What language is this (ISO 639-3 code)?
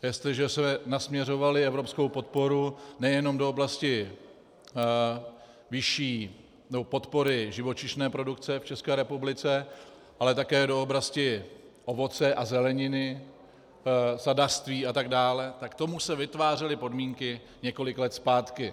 ces